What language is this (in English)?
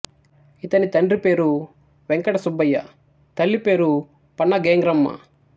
Telugu